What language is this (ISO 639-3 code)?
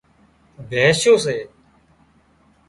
kxp